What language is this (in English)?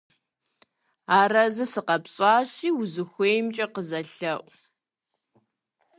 Kabardian